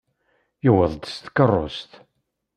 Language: Kabyle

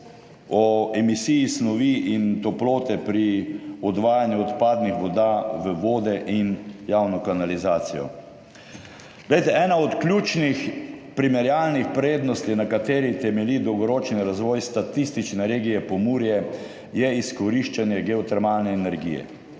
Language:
Slovenian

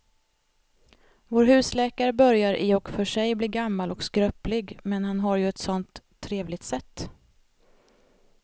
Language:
Swedish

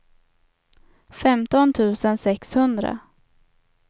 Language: Swedish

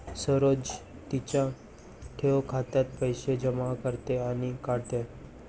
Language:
Marathi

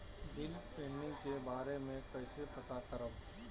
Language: Bhojpuri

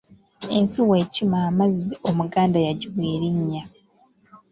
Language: Ganda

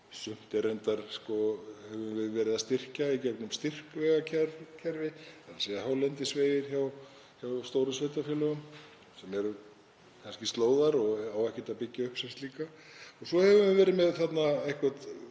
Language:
Icelandic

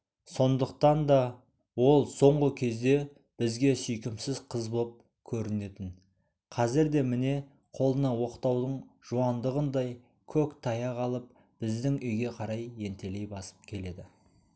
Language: Kazakh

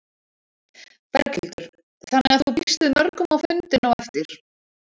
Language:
Icelandic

